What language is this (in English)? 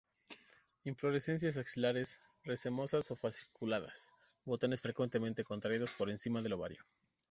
Spanish